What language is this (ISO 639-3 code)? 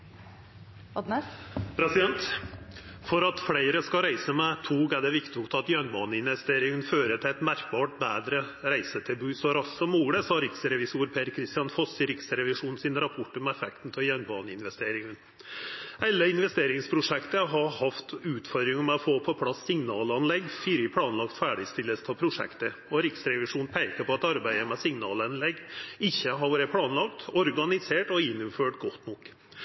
nno